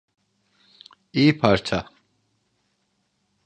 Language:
Turkish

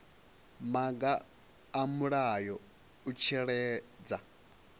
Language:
Venda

